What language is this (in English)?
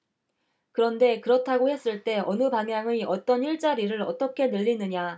Korean